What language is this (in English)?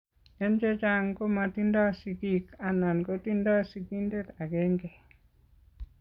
Kalenjin